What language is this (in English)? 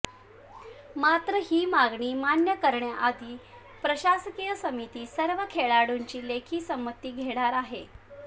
Marathi